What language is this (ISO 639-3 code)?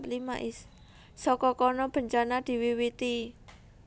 jav